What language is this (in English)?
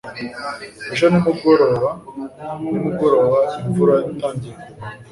Kinyarwanda